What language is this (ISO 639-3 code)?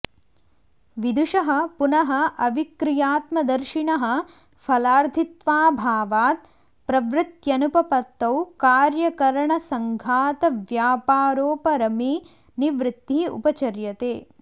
san